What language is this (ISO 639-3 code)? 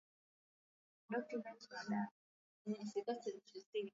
swa